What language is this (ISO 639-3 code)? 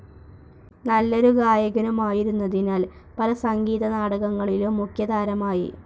mal